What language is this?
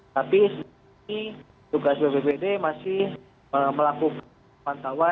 Indonesian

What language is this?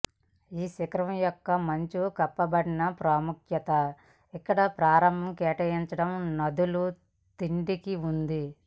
Telugu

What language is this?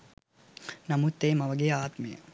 Sinhala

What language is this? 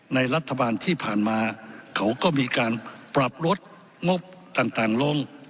Thai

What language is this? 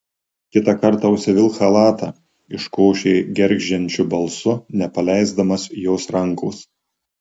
Lithuanian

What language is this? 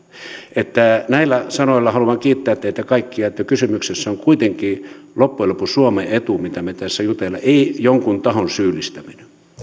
Finnish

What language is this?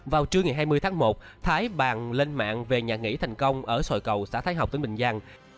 Vietnamese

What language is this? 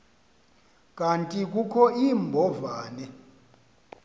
Xhosa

